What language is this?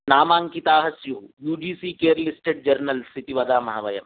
Sanskrit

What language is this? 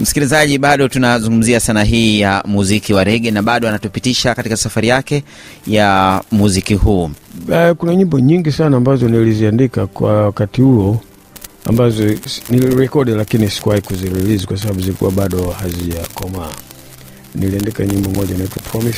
Swahili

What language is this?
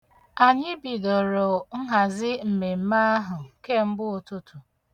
Igbo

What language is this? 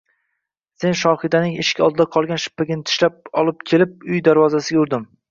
Uzbek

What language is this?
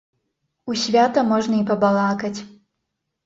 Belarusian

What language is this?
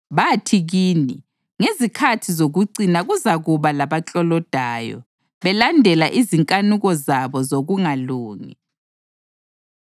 North Ndebele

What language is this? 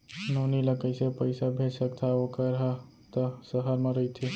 Chhattisgarhi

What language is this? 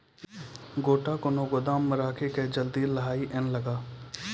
Maithili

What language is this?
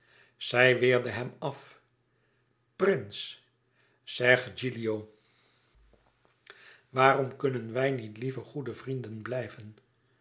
Dutch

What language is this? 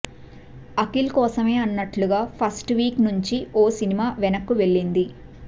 Telugu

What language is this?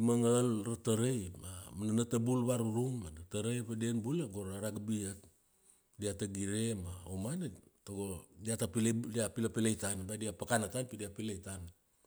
Kuanua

